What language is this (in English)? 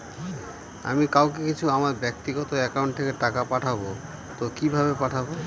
Bangla